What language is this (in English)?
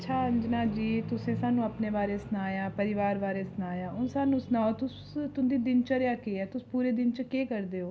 Dogri